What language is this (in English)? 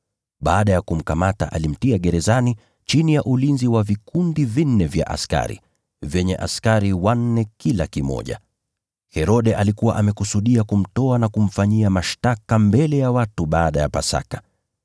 Swahili